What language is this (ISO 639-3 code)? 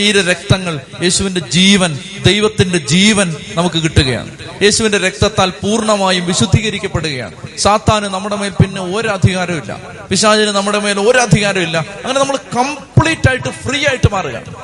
mal